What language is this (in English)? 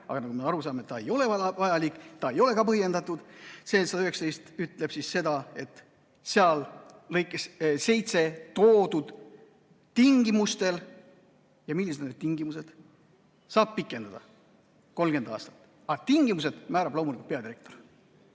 Estonian